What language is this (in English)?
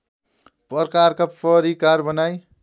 Nepali